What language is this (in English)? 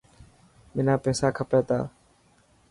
Dhatki